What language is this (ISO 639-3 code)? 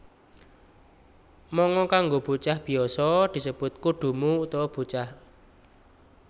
jav